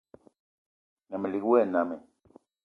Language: Eton (Cameroon)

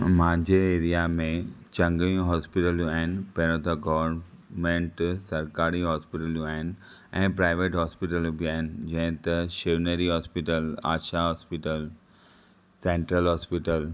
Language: Sindhi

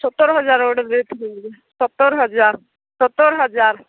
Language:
Odia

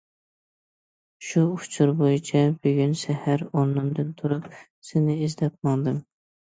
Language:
Uyghur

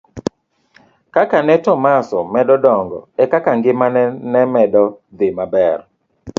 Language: Luo (Kenya and Tanzania)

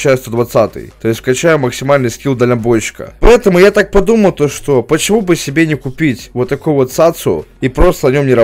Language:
Russian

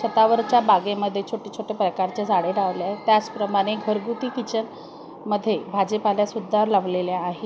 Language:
Marathi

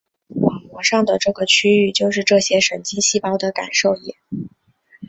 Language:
Chinese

